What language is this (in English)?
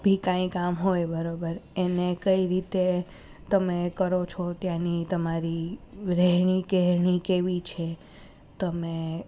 Gujarati